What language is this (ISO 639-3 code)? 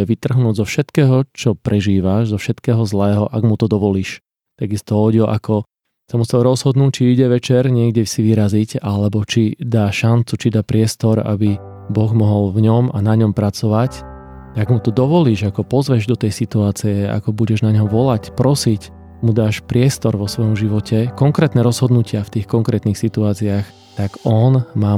slk